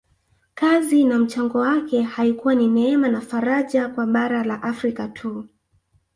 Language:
Swahili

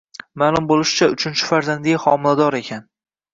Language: Uzbek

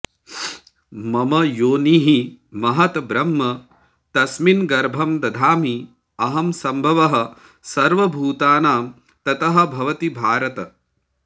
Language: Sanskrit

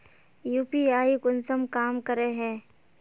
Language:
Magahi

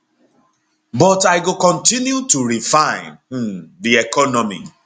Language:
Nigerian Pidgin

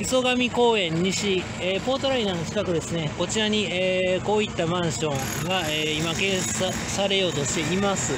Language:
Japanese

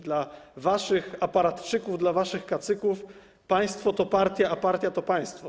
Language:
Polish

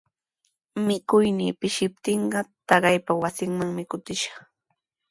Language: Sihuas Ancash Quechua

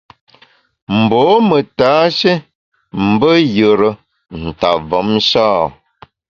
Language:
Bamun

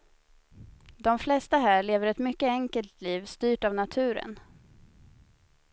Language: Swedish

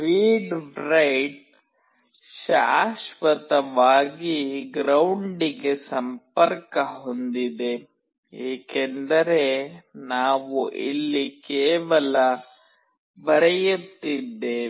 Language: Kannada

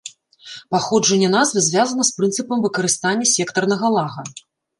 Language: Belarusian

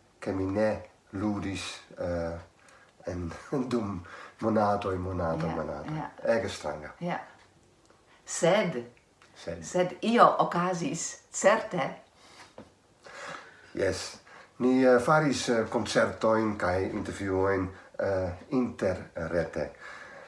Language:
Italian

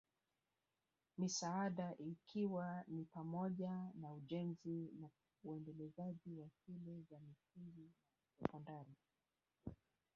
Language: Swahili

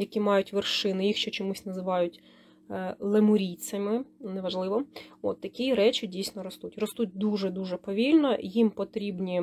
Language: Ukrainian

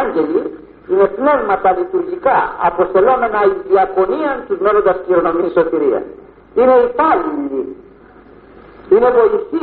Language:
Greek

